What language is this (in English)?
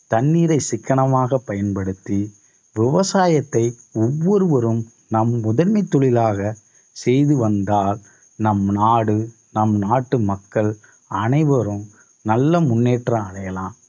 Tamil